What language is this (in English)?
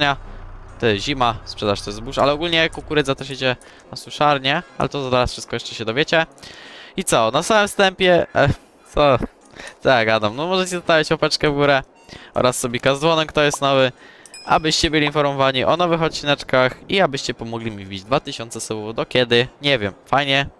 Polish